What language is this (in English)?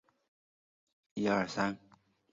Chinese